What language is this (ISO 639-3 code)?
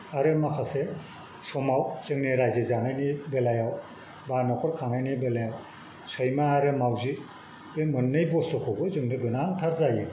brx